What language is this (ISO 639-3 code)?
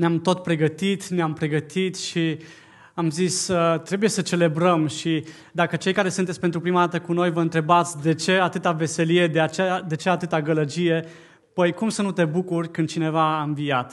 ron